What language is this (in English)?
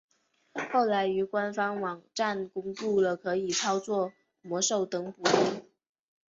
Chinese